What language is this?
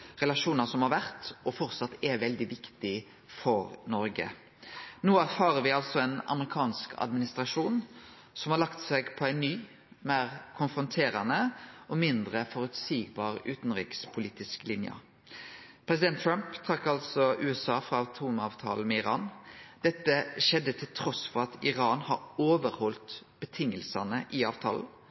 Norwegian Nynorsk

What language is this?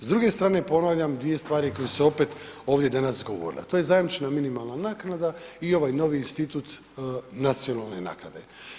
Croatian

